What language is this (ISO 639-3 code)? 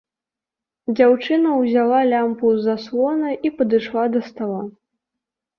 bel